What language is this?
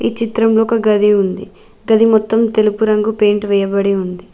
Telugu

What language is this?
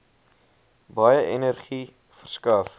Afrikaans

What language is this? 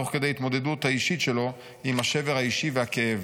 Hebrew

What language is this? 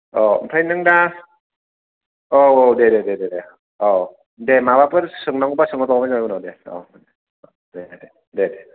Bodo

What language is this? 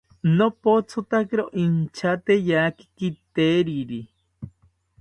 South Ucayali Ashéninka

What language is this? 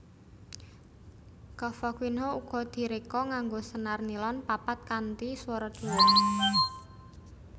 Javanese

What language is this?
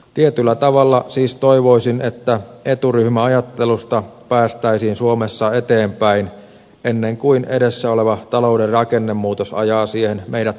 Finnish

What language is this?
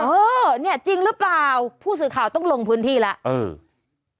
Thai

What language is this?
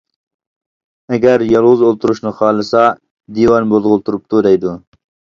Uyghur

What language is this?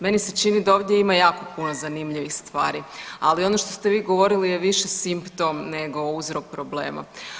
Croatian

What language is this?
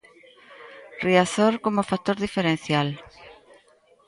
Galician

